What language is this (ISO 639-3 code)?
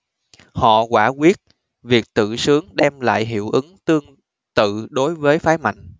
vie